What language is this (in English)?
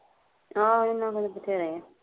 Punjabi